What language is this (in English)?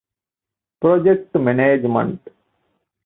Divehi